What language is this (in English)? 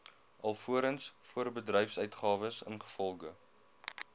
Afrikaans